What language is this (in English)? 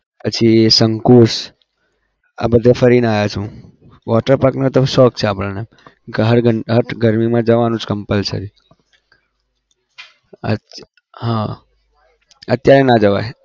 Gujarati